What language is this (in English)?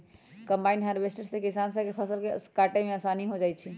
Magahi